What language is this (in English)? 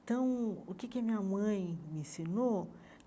Portuguese